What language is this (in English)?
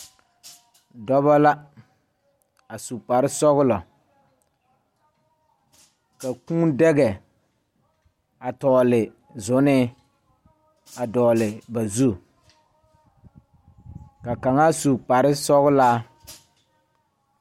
Southern Dagaare